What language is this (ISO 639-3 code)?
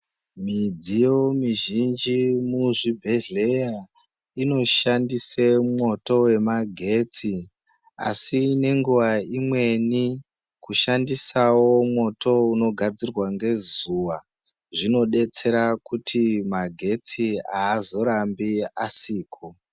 ndc